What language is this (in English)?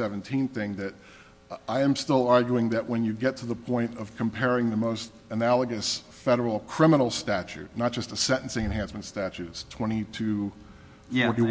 English